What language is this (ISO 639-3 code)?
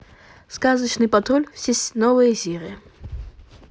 rus